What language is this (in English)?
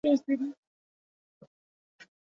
Bangla